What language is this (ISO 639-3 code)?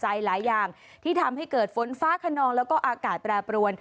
tha